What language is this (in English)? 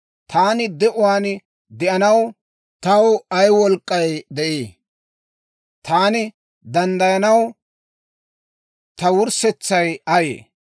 Dawro